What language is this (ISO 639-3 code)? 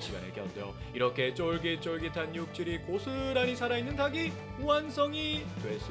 kor